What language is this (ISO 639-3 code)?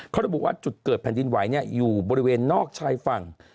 tha